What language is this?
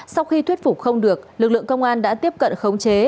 Vietnamese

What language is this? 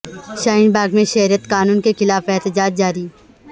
Urdu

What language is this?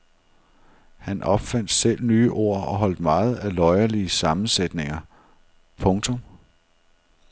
Danish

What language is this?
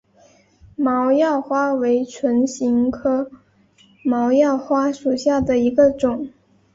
Chinese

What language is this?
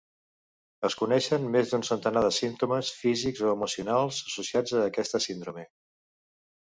Catalan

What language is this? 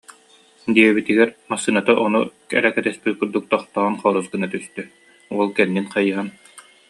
Yakut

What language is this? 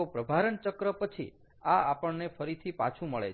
Gujarati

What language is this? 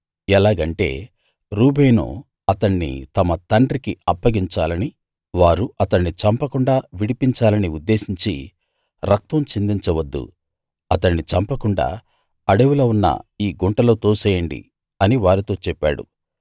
Telugu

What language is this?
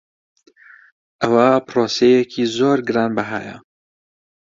Central Kurdish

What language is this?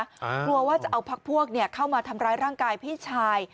Thai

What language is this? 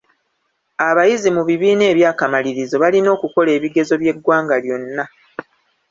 Ganda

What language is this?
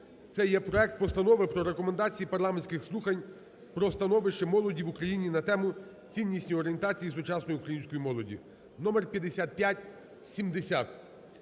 Ukrainian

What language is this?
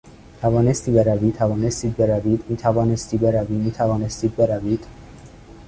Persian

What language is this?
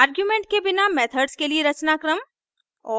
Hindi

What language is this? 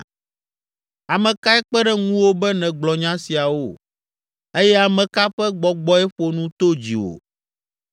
Ewe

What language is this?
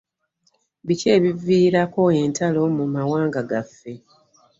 Ganda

